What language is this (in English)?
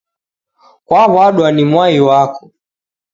Taita